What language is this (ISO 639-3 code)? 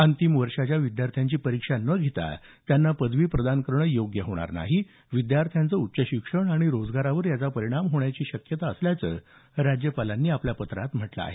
mar